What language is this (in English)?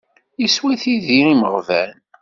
Kabyle